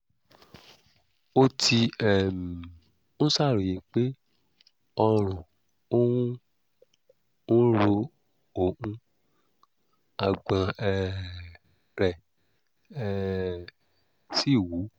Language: Yoruba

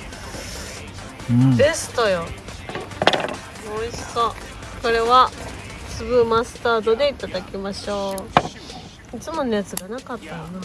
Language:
Japanese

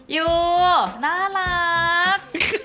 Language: Thai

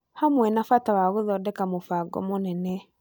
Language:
Kikuyu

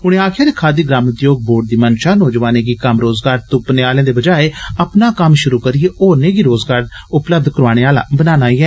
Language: Dogri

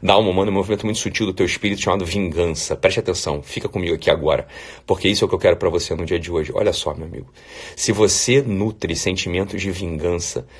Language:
Portuguese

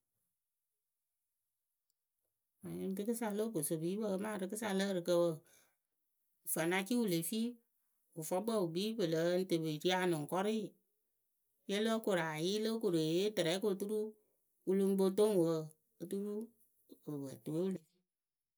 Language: Akebu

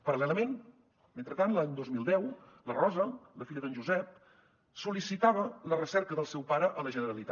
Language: Catalan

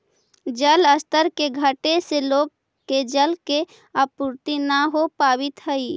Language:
Magahi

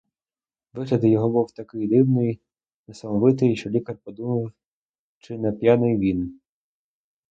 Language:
Ukrainian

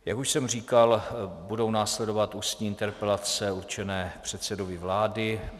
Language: Czech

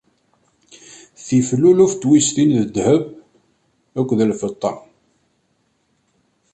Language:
Kabyle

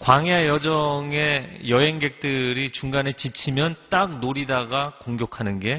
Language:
Korean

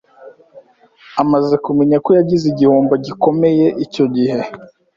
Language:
Kinyarwanda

